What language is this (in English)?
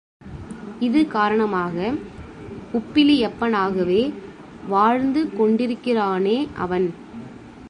Tamil